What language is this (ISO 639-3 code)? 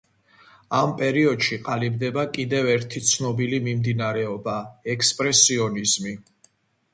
kat